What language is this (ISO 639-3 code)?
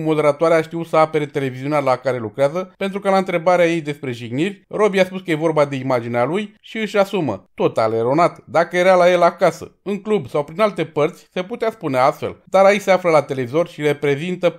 ron